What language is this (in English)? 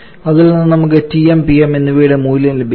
Malayalam